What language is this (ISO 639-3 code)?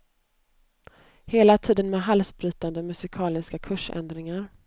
swe